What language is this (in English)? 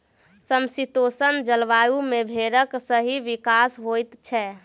Maithili